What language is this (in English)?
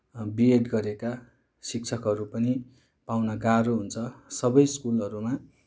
Nepali